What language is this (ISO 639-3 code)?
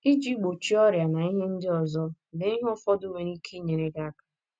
ibo